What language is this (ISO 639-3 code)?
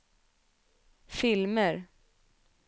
swe